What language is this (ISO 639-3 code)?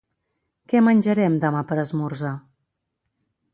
cat